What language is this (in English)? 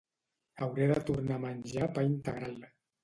Catalan